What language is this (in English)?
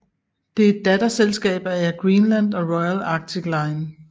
Danish